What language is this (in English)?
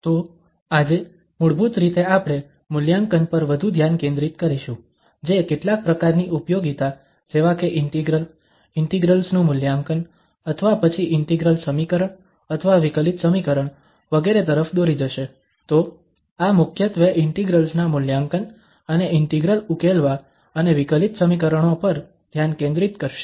Gujarati